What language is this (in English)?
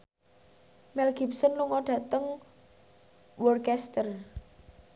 Javanese